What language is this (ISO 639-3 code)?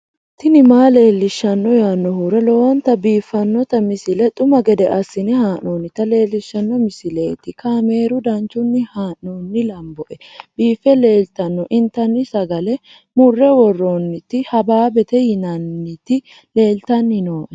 sid